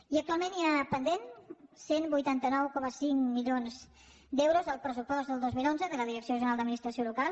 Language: Catalan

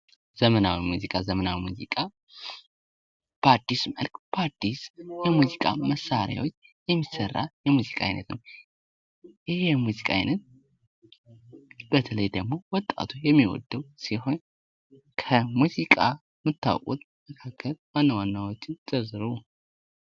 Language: Amharic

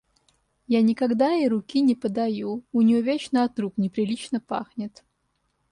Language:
Russian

